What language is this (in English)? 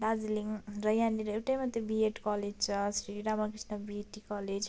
Nepali